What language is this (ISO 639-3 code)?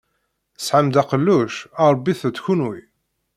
kab